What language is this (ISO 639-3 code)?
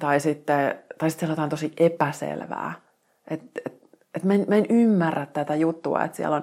fin